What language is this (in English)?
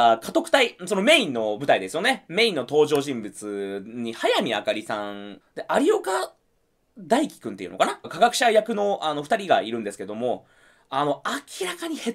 Japanese